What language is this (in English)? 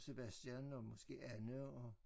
Danish